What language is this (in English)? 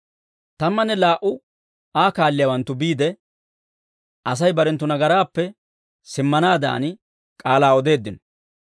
Dawro